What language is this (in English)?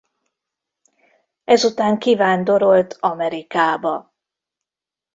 Hungarian